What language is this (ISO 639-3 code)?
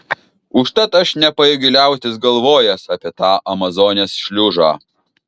lit